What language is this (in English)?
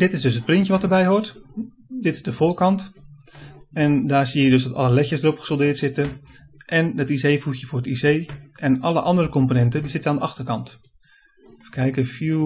Dutch